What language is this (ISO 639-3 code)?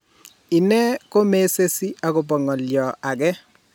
kln